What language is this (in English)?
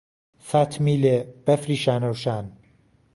Central Kurdish